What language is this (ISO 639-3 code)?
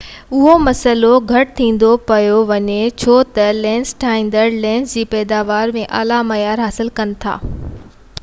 snd